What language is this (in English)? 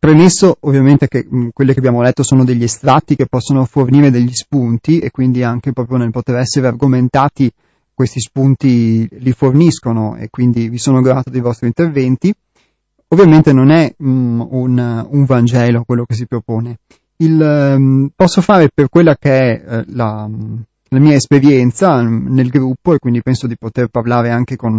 Italian